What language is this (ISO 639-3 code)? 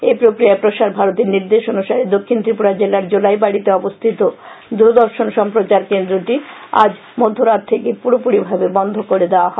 ben